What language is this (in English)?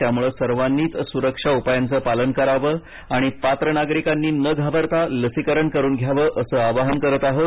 Marathi